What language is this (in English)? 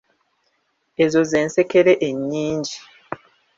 Ganda